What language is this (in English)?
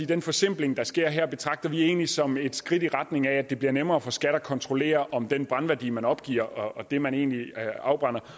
Danish